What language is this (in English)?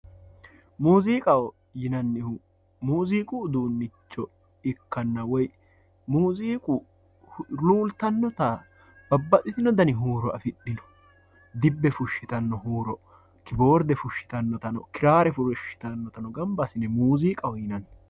Sidamo